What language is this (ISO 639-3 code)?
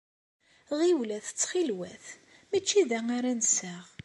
kab